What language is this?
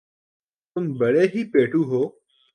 Urdu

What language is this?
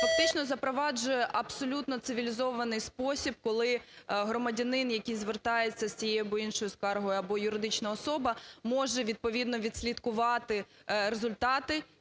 Ukrainian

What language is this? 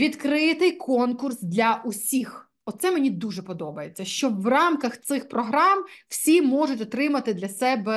Ukrainian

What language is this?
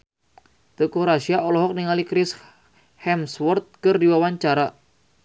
Sundanese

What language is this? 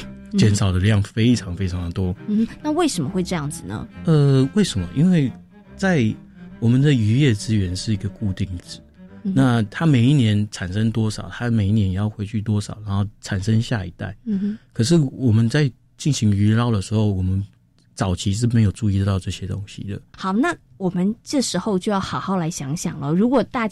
Chinese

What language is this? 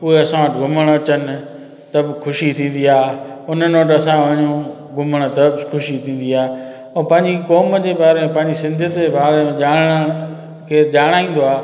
Sindhi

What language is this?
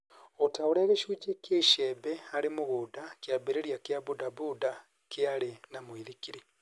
Kikuyu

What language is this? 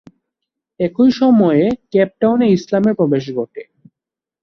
Bangla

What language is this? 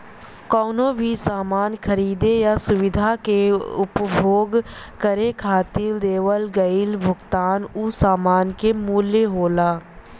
Bhojpuri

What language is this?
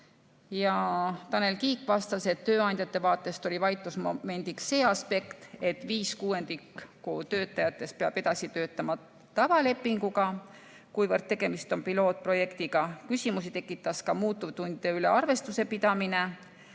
Estonian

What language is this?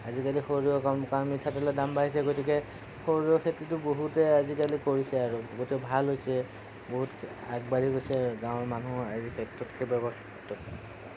Assamese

